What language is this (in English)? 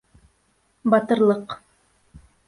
Bashkir